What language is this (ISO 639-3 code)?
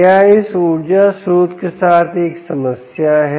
hin